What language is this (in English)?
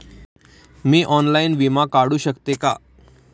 Marathi